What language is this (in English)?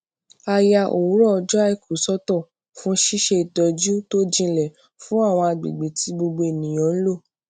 Yoruba